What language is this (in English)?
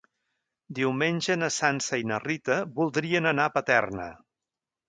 Catalan